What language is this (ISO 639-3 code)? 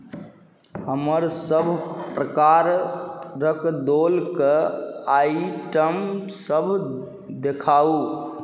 mai